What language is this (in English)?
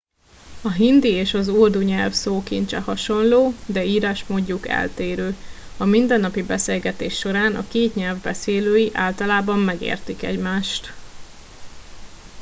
Hungarian